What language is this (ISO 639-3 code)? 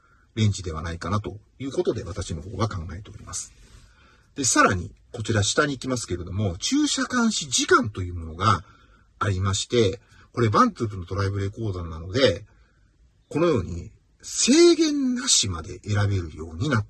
jpn